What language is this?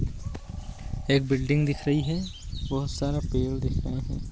Magahi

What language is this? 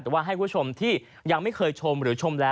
Thai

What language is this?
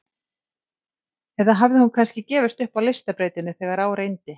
Icelandic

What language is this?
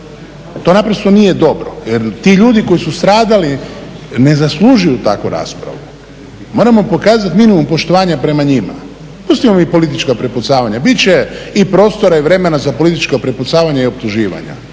Croatian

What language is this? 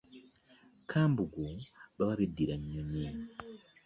Ganda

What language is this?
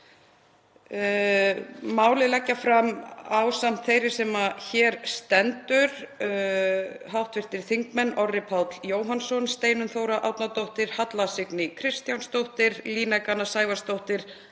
Icelandic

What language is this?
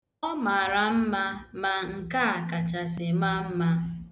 Igbo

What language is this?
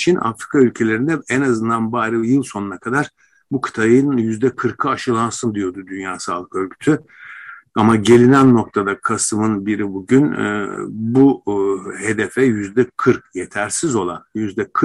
Turkish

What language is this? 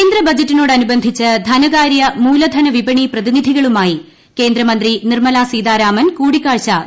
Malayalam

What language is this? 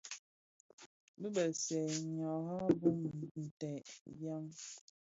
Bafia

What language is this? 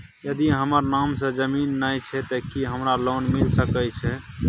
Maithili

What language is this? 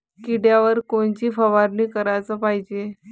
Marathi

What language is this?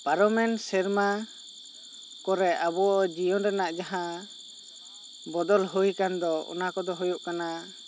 Santali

